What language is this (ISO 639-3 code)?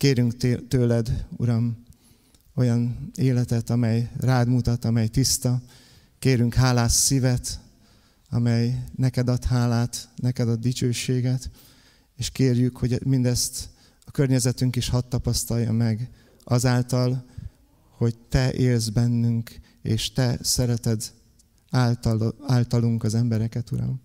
hun